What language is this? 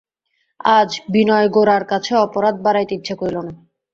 Bangla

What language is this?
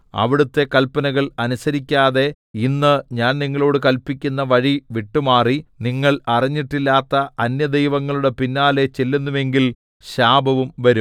Malayalam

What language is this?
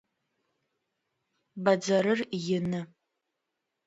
Adyghe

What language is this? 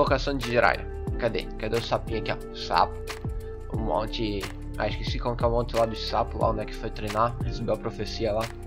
Portuguese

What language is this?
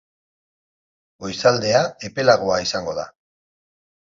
Basque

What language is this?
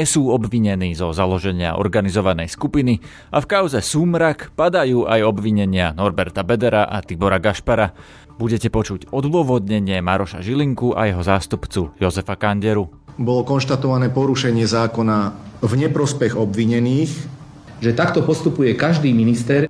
Slovak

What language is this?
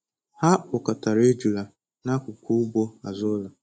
Igbo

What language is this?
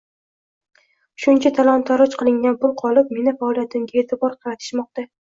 Uzbek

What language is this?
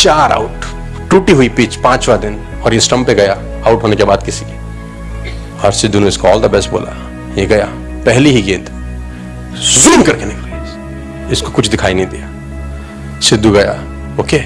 Hindi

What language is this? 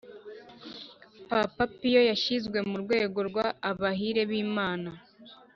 Kinyarwanda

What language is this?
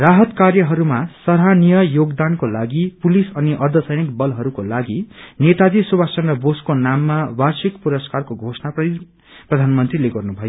Nepali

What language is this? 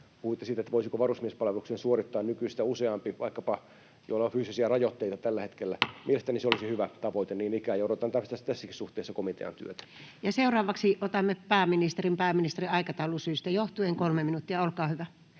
Finnish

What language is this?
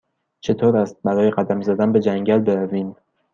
Persian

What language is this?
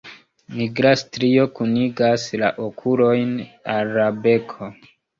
Esperanto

